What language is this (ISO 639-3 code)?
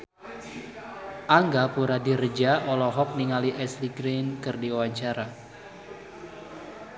sun